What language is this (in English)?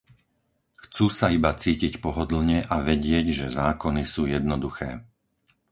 Slovak